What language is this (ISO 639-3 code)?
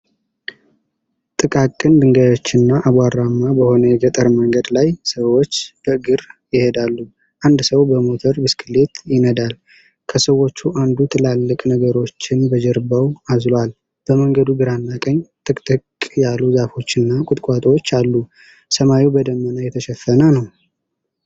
amh